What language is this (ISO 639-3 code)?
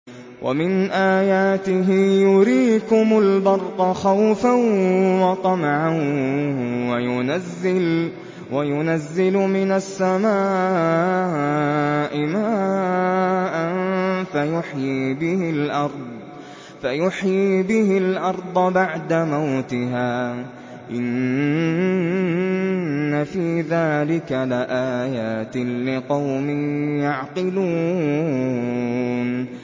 ara